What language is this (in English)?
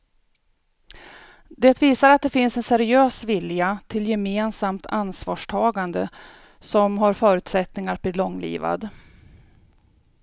Swedish